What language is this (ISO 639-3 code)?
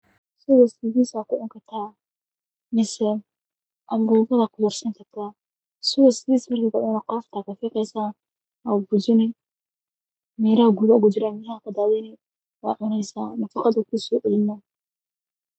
som